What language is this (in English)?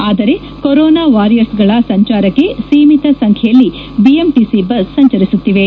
Kannada